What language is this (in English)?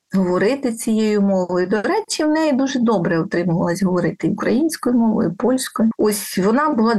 Ukrainian